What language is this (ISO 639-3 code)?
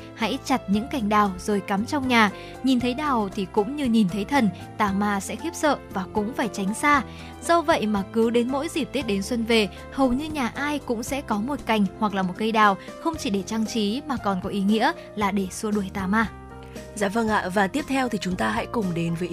vie